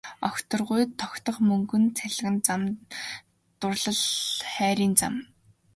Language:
Mongolian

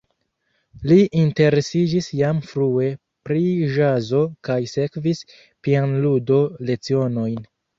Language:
Esperanto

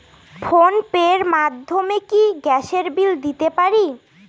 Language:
Bangla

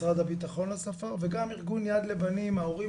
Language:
Hebrew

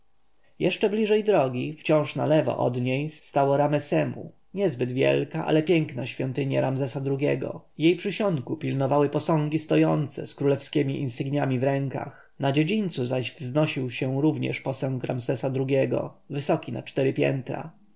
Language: Polish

